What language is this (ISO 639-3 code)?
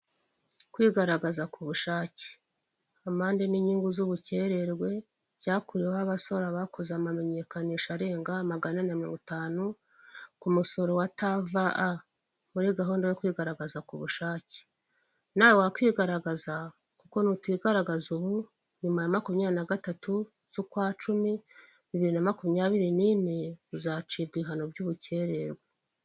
kin